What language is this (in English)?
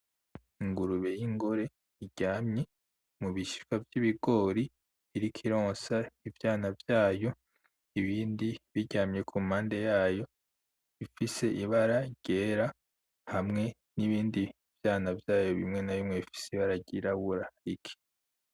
Rundi